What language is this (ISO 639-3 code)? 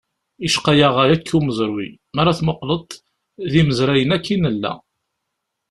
kab